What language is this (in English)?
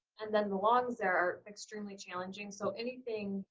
English